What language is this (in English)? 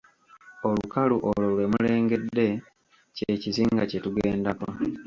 Ganda